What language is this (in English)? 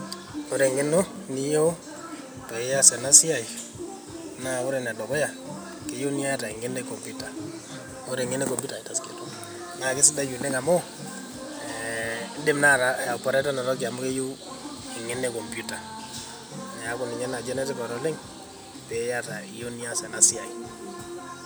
Masai